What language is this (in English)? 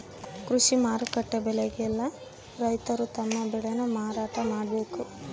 Kannada